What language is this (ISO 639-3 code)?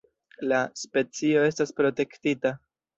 epo